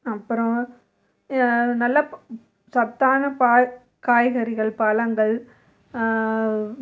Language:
Tamil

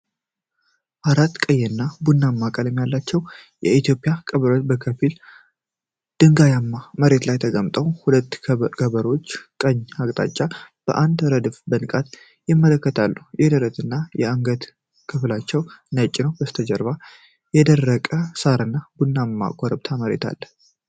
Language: Amharic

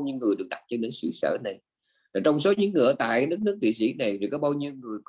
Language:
Vietnamese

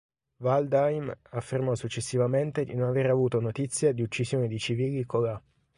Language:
Italian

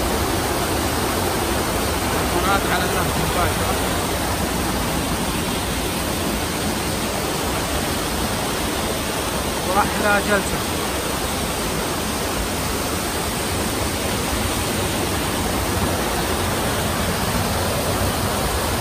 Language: Arabic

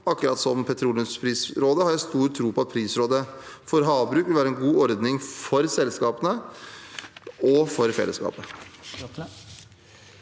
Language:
Norwegian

